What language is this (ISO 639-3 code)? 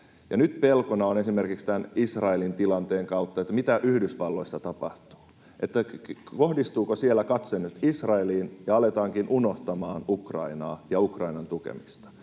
fin